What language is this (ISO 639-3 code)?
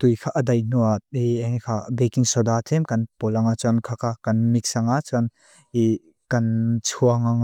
lus